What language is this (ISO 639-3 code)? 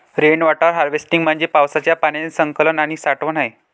mar